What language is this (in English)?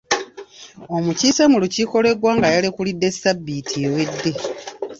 Ganda